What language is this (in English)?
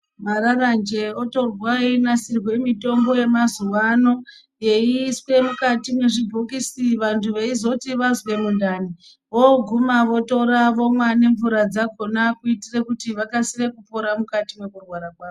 Ndau